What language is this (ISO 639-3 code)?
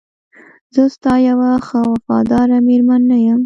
pus